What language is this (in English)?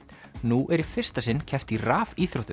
Icelandic